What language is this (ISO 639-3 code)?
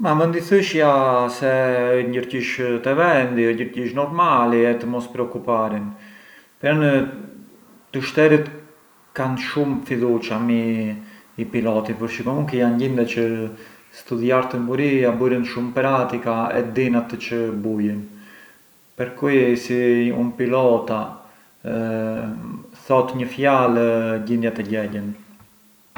aae